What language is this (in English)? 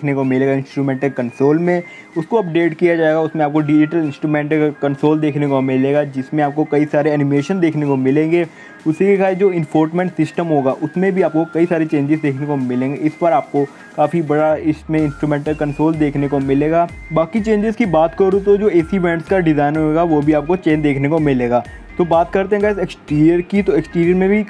Hindi